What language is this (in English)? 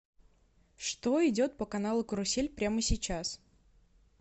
Russian